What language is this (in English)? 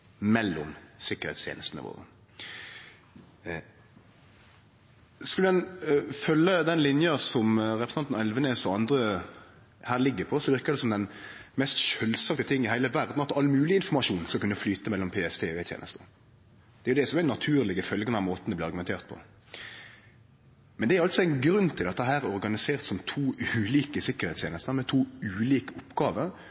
Norwegian Nynorsk